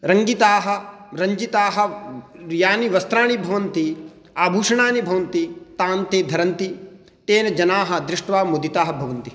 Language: Sanskrit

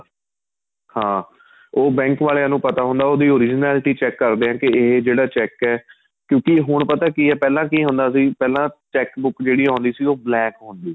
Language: Punjabi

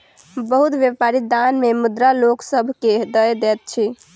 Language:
Maithili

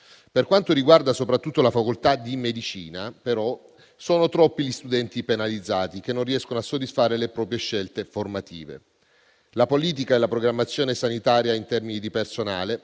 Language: Italian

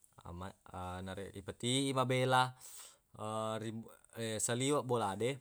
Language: Buginese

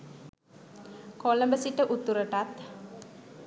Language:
Sinhala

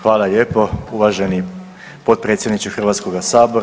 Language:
Croatian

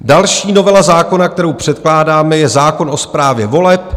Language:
Czech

